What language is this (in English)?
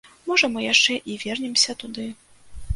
Belarusian